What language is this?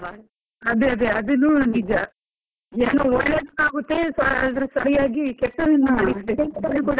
Kannada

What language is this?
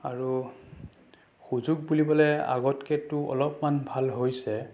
Assamese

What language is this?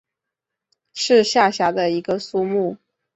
Chinese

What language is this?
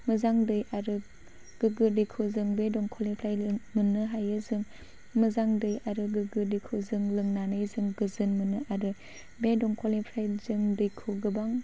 Bodo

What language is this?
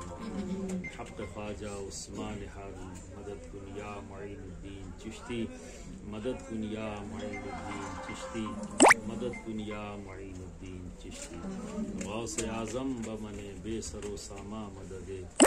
Arabic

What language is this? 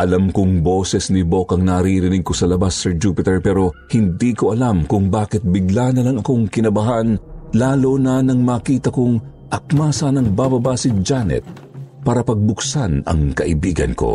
Filipino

